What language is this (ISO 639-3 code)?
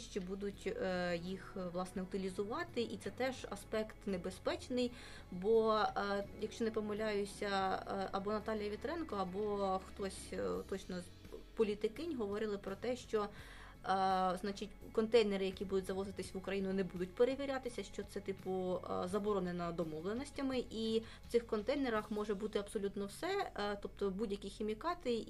ukr